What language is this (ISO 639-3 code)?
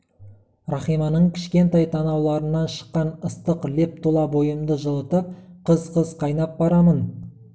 kaz